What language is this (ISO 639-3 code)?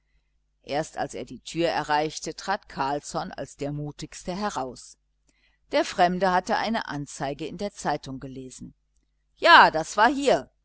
deu